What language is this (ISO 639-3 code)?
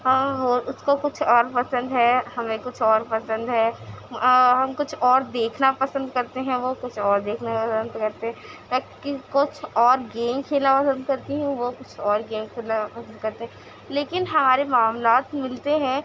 urd